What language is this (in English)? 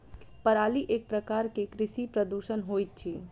Maithili